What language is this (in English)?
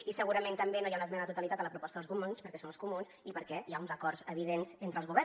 Catalan